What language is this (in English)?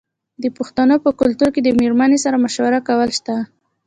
Pashto